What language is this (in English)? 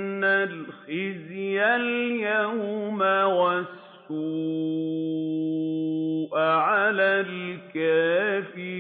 Arabic